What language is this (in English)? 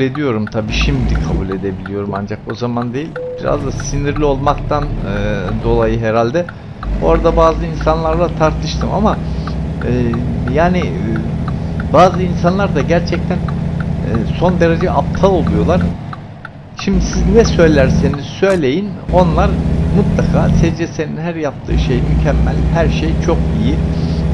Turkish